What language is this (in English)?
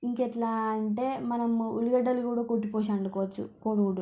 Telugu